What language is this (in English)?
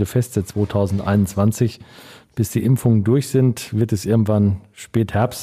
German